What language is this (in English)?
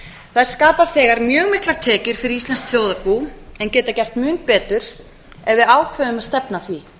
Icelandic